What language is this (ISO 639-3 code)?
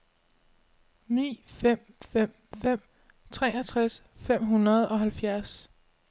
dan